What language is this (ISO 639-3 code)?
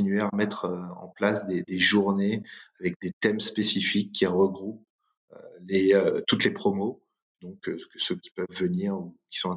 fra